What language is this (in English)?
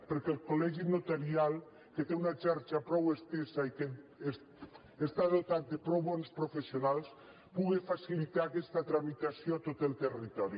Catalan